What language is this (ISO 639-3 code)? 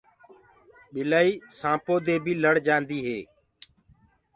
ggg